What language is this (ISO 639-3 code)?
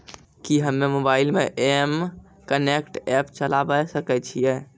mai